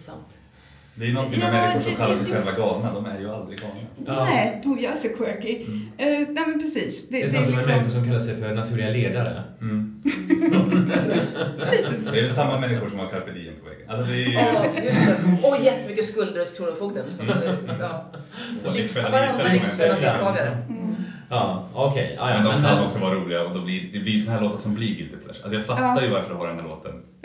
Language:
Swedish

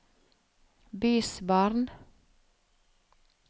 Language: Norwegian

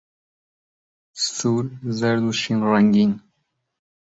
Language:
Central Kurdish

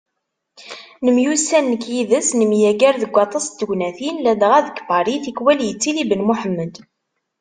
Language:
Kabyle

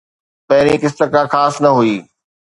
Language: Sindhi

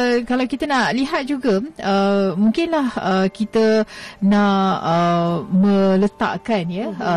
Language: Malay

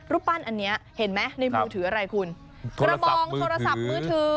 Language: Thai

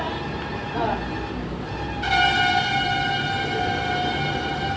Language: Maithili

